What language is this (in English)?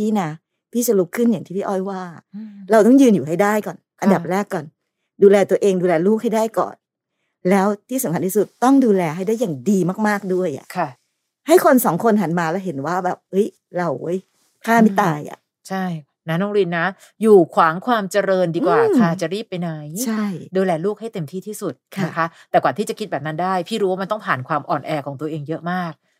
Thai